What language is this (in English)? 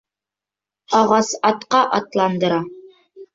Bashkir